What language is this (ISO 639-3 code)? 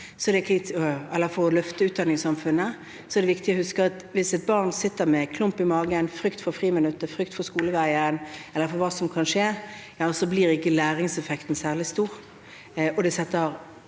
nor